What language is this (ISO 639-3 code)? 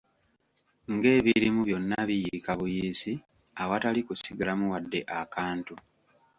lug